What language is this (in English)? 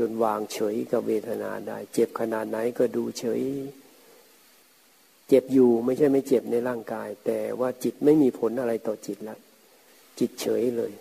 Thai